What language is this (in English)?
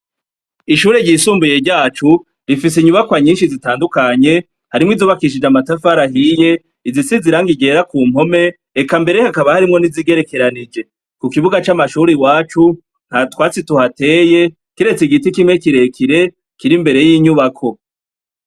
Rundi